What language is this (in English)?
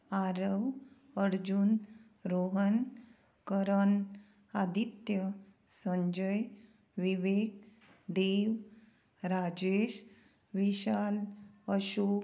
Konkani